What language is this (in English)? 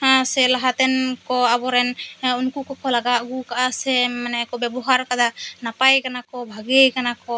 Santali